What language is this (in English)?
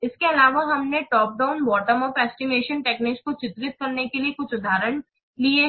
Hindi